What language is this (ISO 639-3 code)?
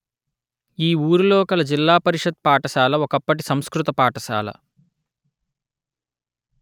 tel